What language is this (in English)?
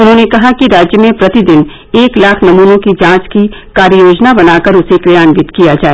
Hindi